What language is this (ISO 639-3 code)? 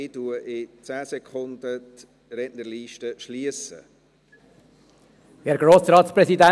gsw